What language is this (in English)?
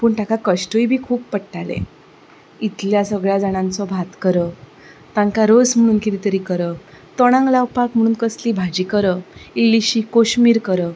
Konkani